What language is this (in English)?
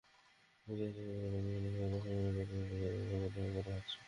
Bangla